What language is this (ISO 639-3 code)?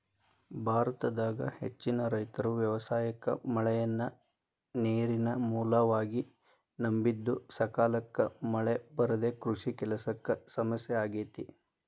kan